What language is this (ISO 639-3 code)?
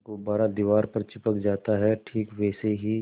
hin